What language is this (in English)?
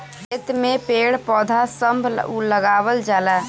Bhojpuri